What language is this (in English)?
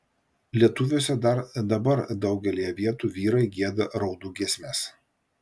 Lithuanian